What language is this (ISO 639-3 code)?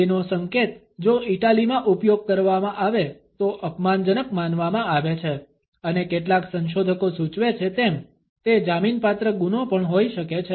guj